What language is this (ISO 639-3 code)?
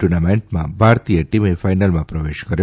guj